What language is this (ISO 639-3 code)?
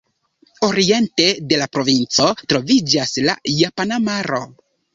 epo